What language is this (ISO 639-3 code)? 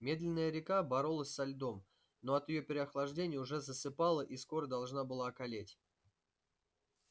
rus